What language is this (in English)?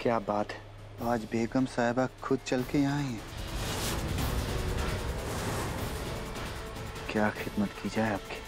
Italian